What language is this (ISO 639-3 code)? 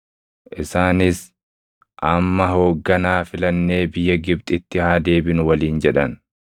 orm